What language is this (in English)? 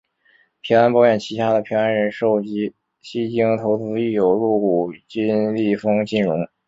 Chinese